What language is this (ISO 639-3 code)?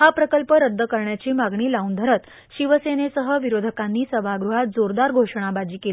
mar